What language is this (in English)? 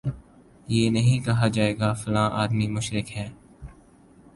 Urdu